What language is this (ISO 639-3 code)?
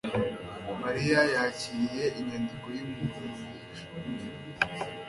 kin